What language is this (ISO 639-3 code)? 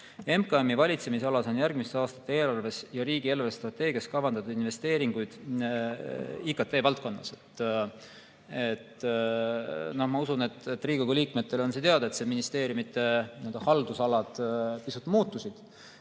est